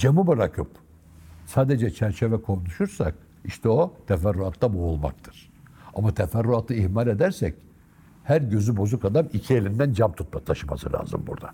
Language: Turkish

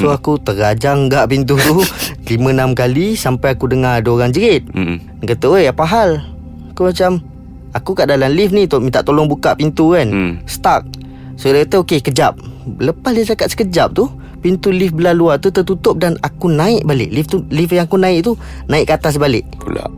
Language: Malay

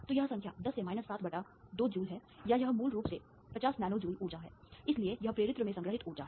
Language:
Hindi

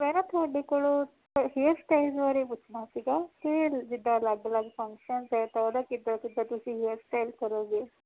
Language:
Punjabi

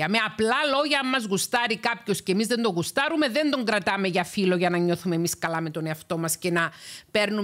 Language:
Greek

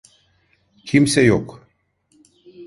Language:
Turkish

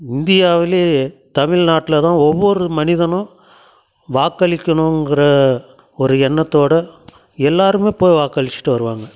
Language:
Tamil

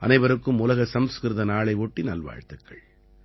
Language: Tamil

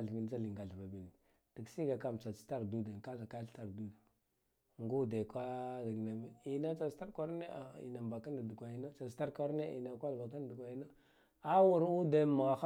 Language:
Guduf-Gava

